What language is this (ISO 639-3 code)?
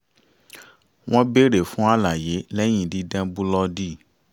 yor